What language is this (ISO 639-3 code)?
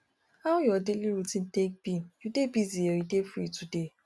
pcm